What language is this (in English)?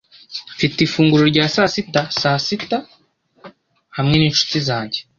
Kinyarwanda